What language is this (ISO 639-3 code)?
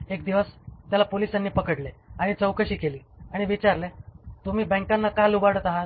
mar